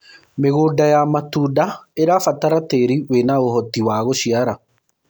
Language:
Kikuyu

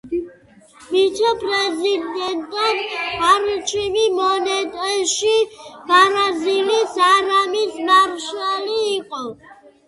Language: Georgian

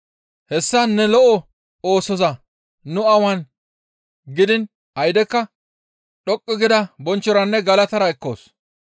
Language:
Gamo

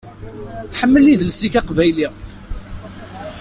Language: Kabyle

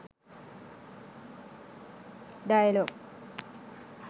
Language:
Sinhala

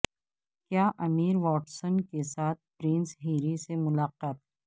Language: Urdu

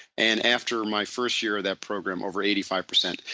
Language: English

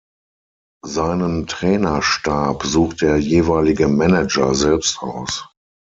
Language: German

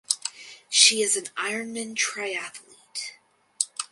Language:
English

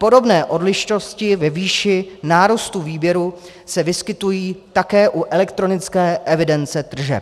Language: Czech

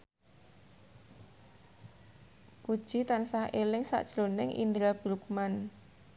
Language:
Javanese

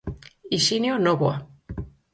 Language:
Galician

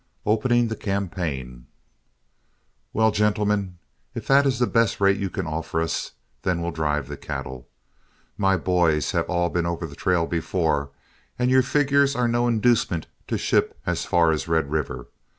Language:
English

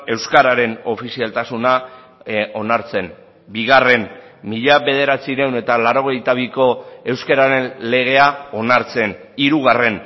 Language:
Basque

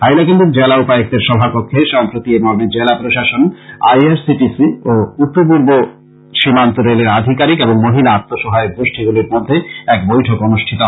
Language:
Bangla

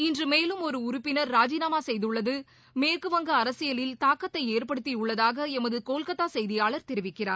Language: Tamil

